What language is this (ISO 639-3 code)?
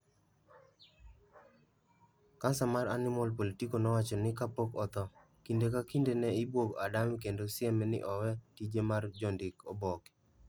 luo